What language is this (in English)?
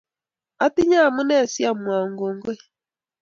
Kalenjin